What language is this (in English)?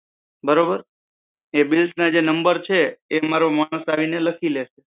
Gujarati